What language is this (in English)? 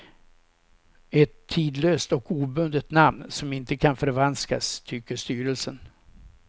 Swedish